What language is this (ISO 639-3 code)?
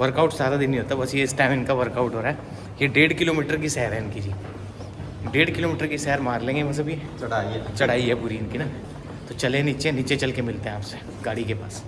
hin